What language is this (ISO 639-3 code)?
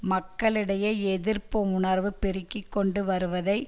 tam